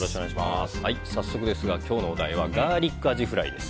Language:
Japanese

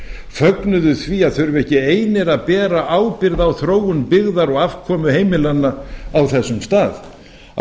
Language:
Icelandic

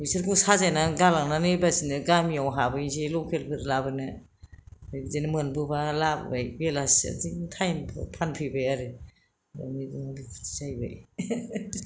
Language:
Bodo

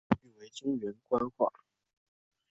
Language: Chinese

